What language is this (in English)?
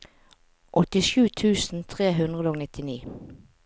Norwegian